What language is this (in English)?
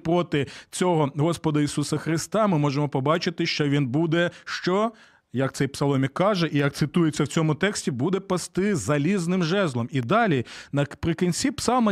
Ukrainian